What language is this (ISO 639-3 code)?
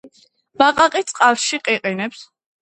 kat